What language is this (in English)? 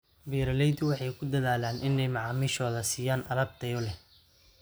Somali